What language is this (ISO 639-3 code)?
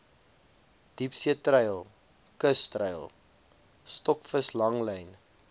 afr